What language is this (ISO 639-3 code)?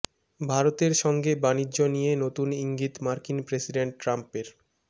ben